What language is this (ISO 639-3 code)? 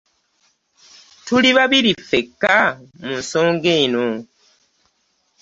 lug